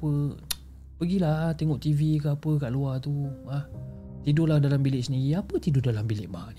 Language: Malay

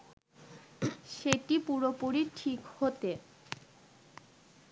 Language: Bangla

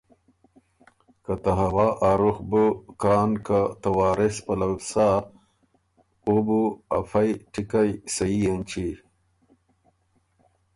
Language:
Ormuri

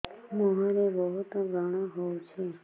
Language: Odia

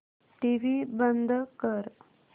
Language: Marathi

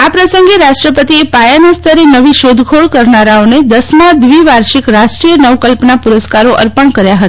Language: Gujarati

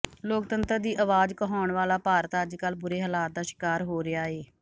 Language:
Punjabi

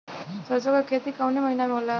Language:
Bhojpuri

